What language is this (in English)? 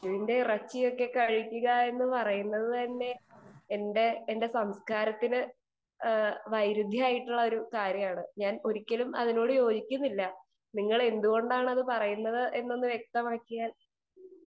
Malayalam